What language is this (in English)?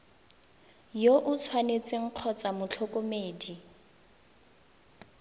Tswana